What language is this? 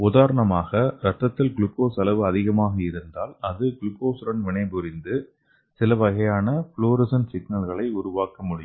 Tamil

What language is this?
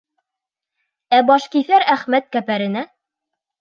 Bashkir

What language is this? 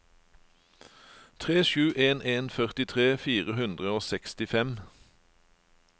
Norwegian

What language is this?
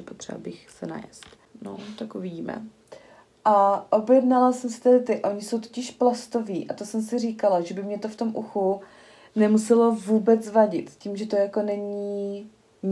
Czech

